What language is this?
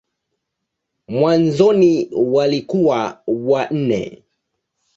Swahili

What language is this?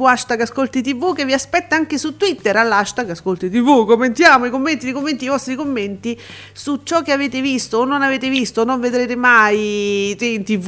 Italian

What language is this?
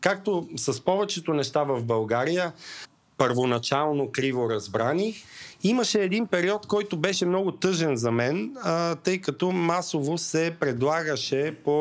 Bulgarian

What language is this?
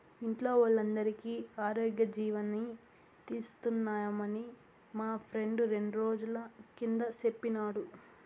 Telugu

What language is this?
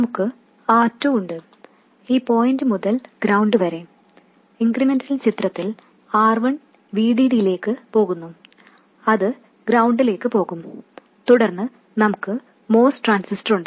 Malayalam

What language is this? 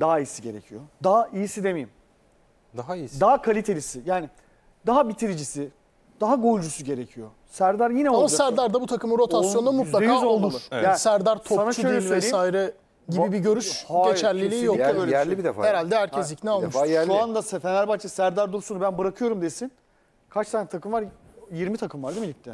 Turkish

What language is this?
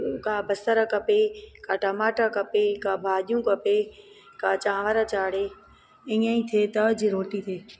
Sindhi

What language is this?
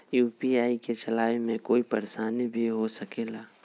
Magahi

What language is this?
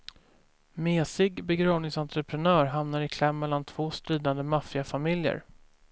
Swedish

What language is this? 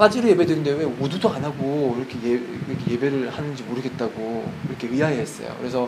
Korean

